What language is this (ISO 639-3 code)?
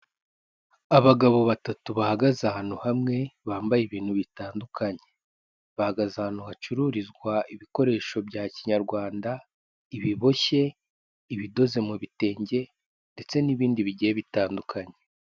kin